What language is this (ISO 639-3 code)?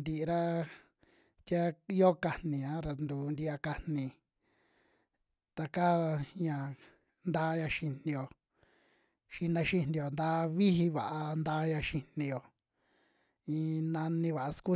jmx